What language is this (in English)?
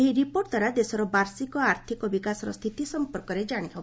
Odia